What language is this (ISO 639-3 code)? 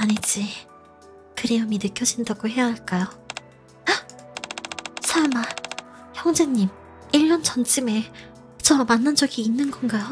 kor